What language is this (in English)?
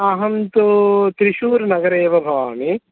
Sanskrit